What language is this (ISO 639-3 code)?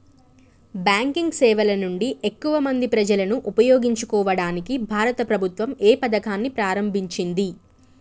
tel